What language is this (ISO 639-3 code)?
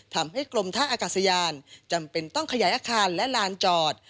tha